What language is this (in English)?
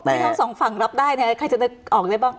Thai